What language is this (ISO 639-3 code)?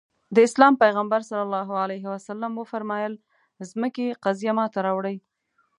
pus